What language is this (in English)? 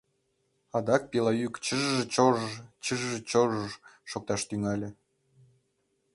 Mari